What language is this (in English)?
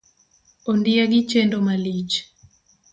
Luo (Kenya and Tanzania)